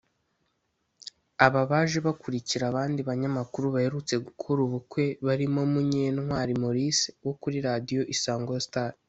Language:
Kinyarwanda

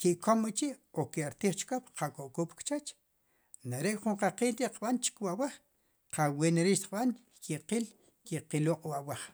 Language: Sipacapense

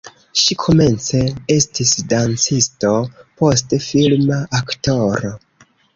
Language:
Esperanto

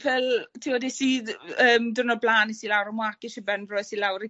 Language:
Welsh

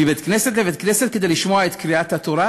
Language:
Hebrew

